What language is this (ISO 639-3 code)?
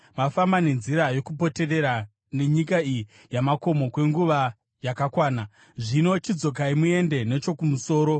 sna